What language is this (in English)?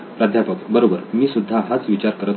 Marathi